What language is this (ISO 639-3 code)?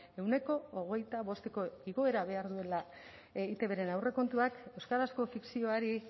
eus